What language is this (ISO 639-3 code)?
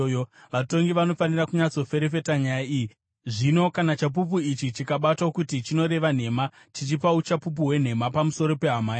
sna